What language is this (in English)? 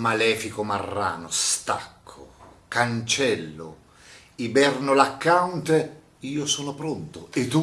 Italian